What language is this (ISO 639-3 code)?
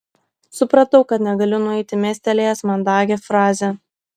lit